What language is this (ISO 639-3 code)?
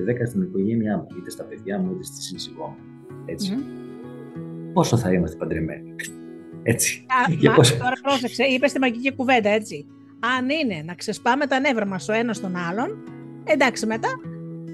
ell